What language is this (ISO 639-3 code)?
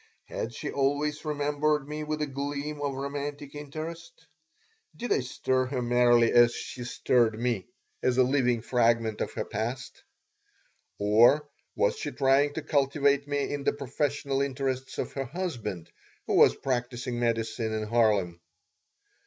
eng